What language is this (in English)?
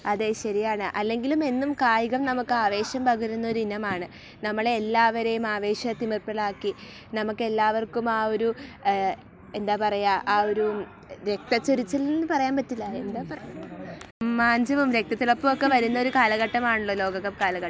Malayalam